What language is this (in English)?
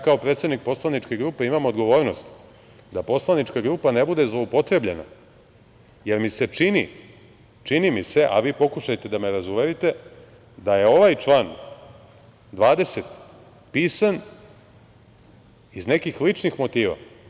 Serbian